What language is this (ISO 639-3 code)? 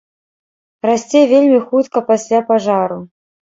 bel